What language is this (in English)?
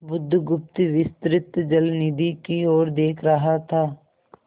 Hindi